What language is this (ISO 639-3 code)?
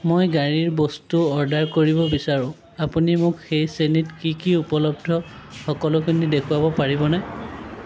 asm